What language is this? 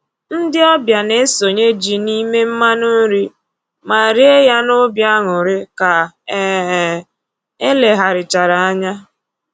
Igbo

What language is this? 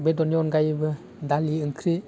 Bodo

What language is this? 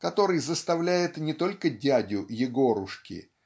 Russian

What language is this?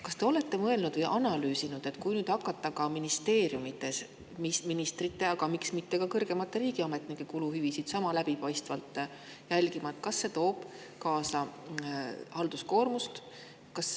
Estonian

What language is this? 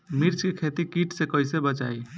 Bhojpuri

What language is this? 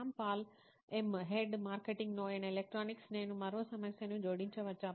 Telugu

